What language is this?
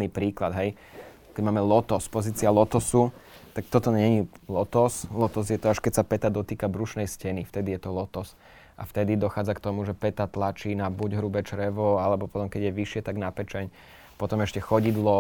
Slovak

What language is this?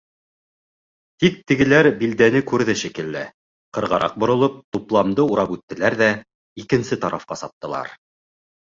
Bashkir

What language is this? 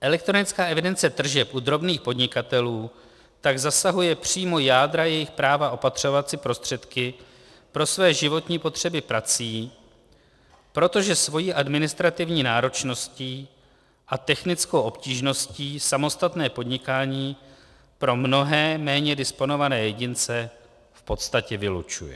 Czech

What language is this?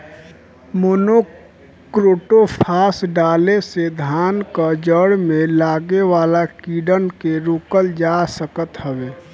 Bhojpuri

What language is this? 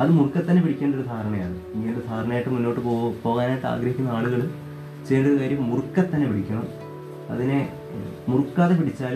Malayalam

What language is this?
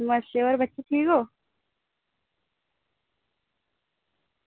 Dogri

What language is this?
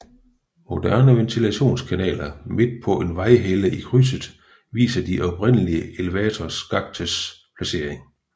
Danish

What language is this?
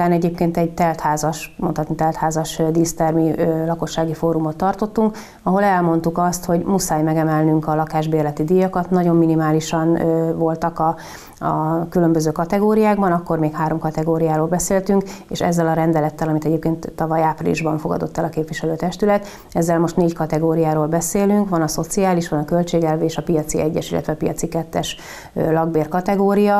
Hungarian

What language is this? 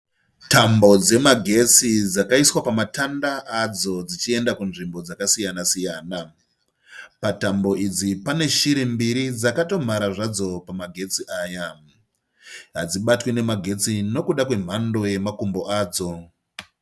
Shona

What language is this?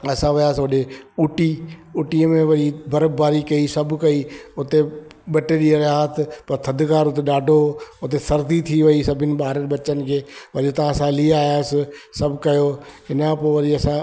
Sindhi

